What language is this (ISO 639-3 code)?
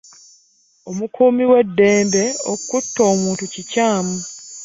lug